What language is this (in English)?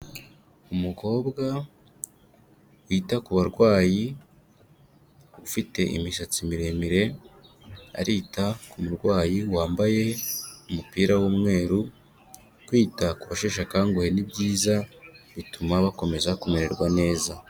Kinyarwanda